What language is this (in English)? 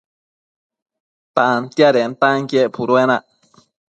Matsés